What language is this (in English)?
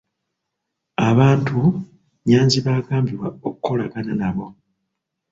Ganda